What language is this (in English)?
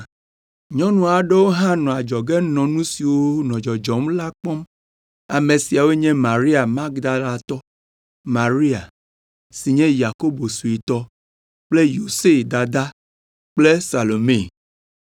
Ewe